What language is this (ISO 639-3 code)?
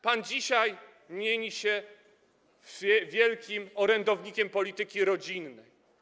pol